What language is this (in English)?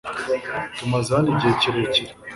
Kinyarwanda